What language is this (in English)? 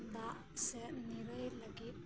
Santali